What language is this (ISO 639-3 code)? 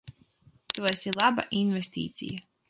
lav